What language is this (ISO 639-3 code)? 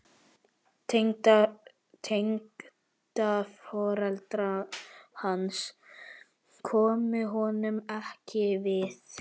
isl